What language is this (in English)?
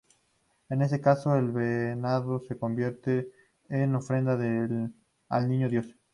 Spanish